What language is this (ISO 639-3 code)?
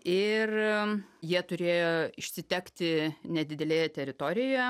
lit